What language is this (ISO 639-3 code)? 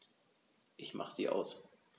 deu